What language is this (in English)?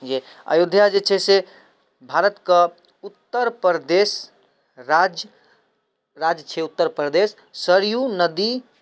Maithili